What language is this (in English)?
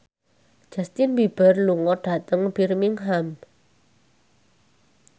Javanese